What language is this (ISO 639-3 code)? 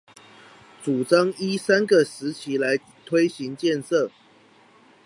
zho